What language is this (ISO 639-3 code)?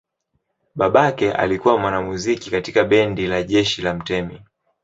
swa